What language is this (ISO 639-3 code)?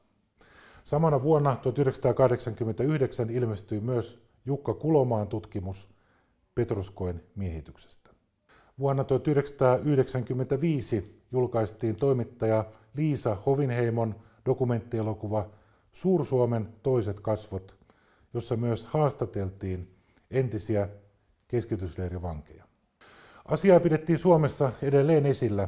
fin